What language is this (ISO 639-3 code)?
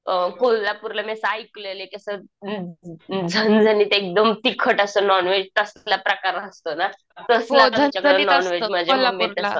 mar